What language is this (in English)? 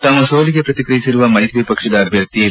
Kannada